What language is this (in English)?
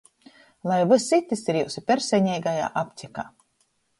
Latgalian